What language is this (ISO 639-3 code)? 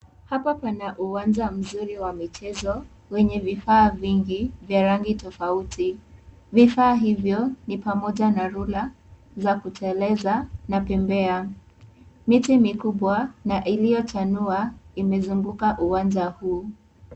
swa